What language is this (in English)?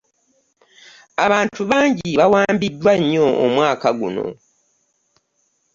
Ganda